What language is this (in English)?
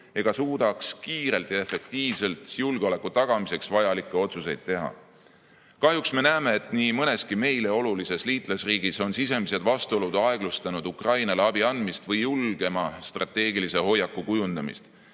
Estonian